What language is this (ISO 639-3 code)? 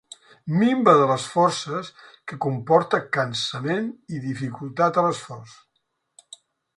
cat